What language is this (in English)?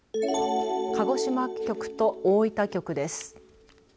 Japanese